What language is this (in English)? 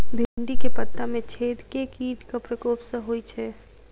Maithili